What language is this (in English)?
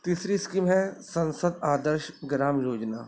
Urdu